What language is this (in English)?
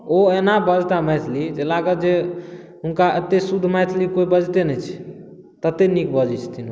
Maithili